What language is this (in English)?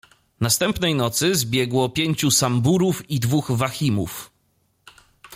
Polish